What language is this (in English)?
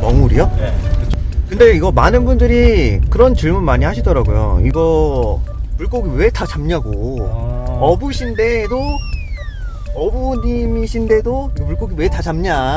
Korean